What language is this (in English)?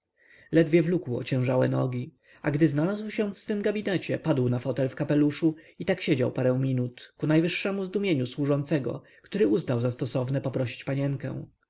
Polish